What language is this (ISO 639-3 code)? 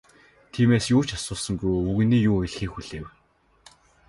mon